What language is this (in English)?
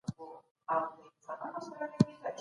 Pashto